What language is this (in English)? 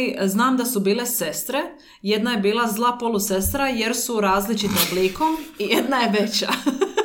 Croatian